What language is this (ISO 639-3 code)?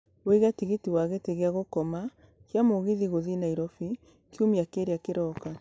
kik